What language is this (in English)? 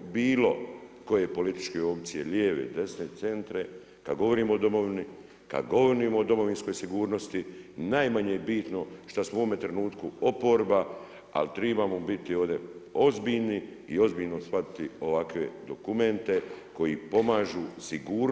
Croatian